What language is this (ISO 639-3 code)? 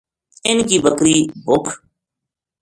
gju